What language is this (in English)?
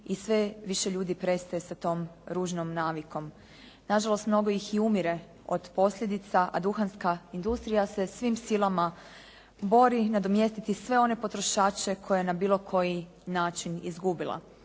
Croatian